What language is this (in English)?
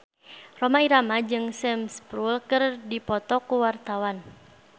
Sundanese